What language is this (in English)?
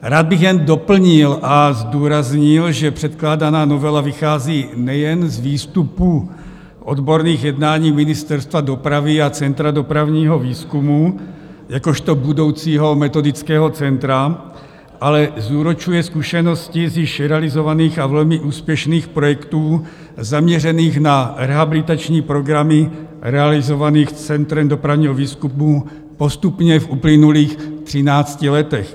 Czech